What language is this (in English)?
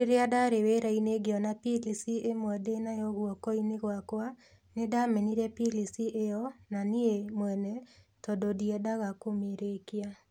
Kikuyu